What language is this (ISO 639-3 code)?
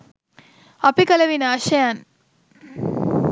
sin